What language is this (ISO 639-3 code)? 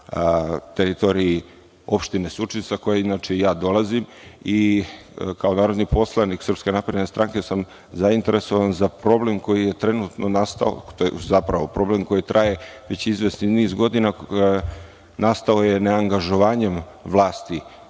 srp